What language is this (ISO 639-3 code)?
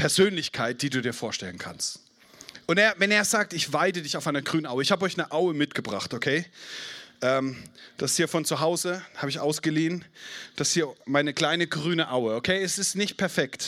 deu